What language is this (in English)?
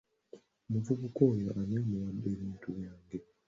Ganda